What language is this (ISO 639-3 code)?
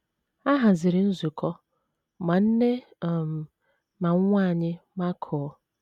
ibo